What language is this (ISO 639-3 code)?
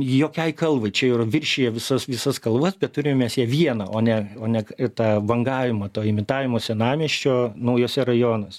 lit